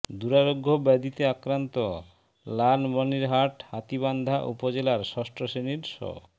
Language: Bangla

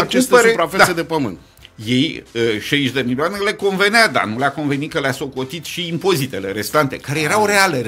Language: Romanian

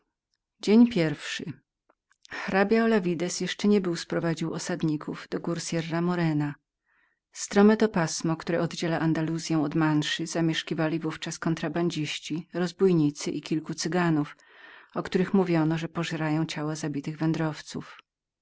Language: Polish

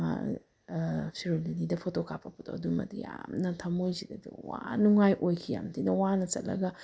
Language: Manipuri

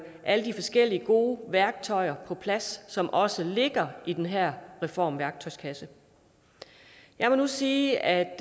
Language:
Danish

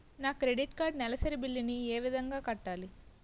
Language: Telugu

